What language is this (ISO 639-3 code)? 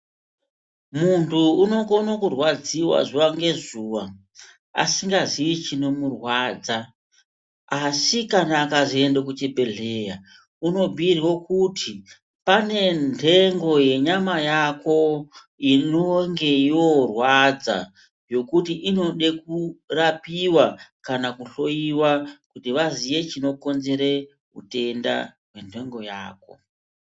ndc